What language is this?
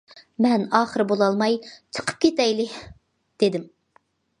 Uyghur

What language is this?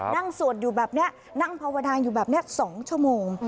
Thai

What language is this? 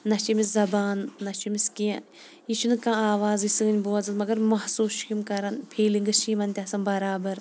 Kashmiri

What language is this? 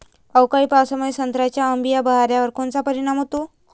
Marathi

